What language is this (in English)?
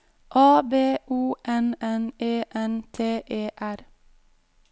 Norwegian